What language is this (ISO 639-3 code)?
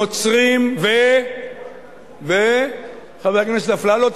heb